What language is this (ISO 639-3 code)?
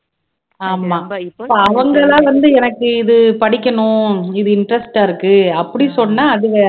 tam